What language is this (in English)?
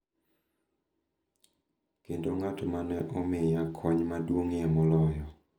Luo (Kenya and Tanzania)